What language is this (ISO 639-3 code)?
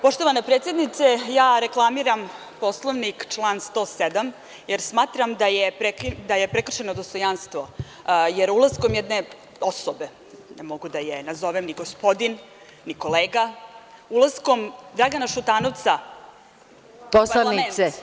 srp